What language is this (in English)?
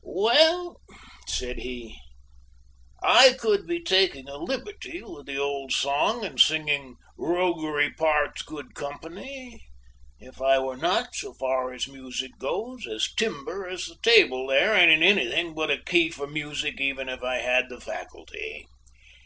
English